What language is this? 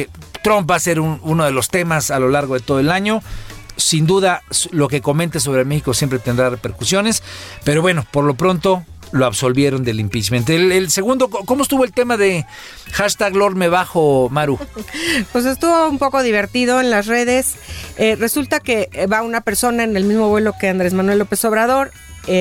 Spanish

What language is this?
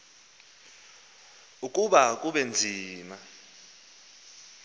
Xhosa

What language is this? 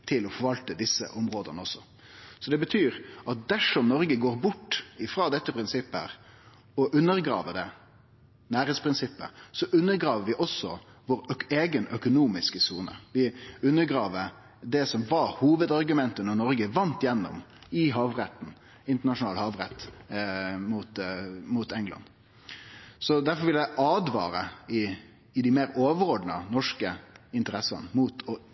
Norwegian Nynorsk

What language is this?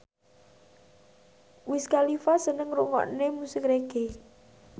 Javanese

